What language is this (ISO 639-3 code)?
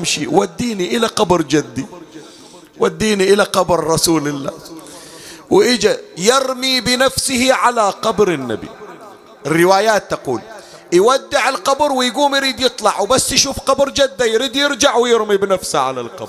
ara